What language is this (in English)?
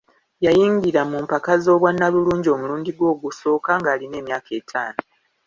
Ganda